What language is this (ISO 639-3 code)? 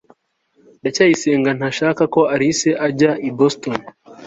kin